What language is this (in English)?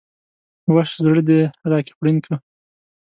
Pashto